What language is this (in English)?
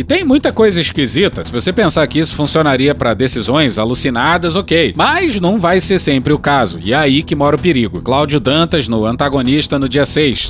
Portuguese